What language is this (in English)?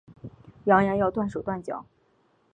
Chinese